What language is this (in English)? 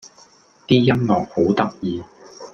Cantonese